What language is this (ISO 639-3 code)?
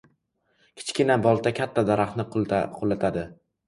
uzb